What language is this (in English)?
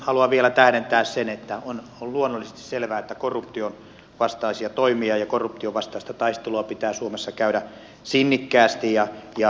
Finnish